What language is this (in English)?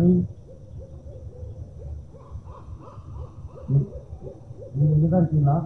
Tamil